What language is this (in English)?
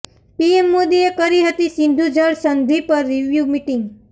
Gujarati